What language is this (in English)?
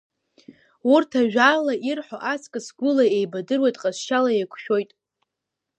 Abkhazian